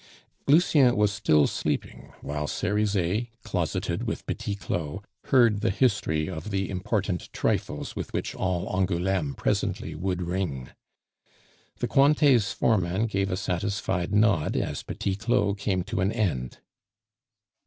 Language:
English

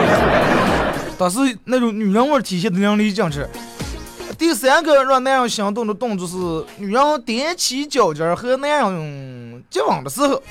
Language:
Chinese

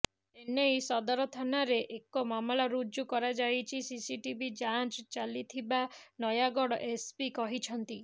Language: Odia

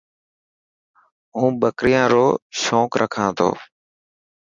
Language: Dhatki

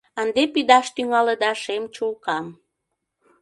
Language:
Mari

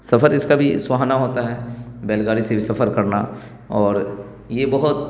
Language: Urdu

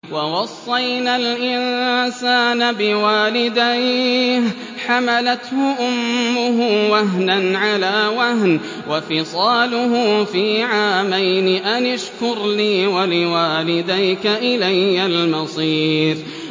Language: Arabic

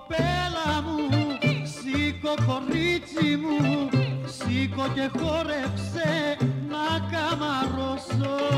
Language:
Greek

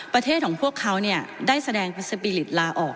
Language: Thai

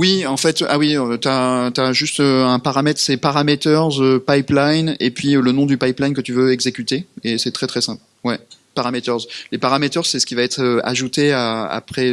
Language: French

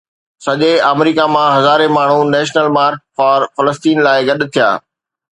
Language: Sindhi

